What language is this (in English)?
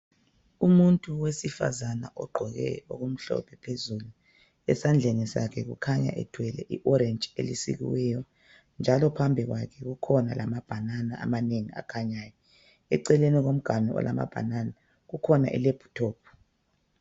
North Ndebele